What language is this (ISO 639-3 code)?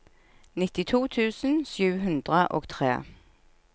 nor